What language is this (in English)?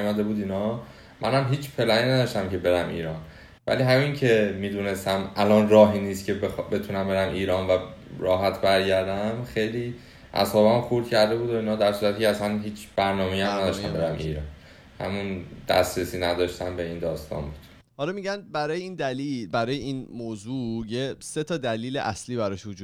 Persian